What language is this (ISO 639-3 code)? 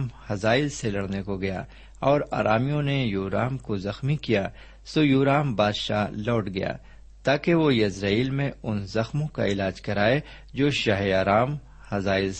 urd